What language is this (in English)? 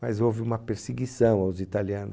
Portuguese